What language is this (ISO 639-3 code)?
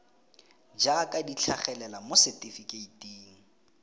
tsn